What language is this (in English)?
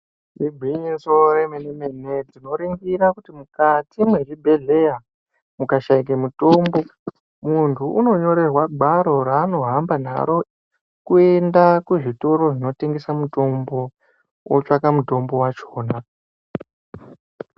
Ndau